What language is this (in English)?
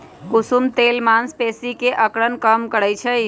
Magahi